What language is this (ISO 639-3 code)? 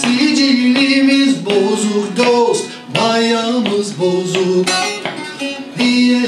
tur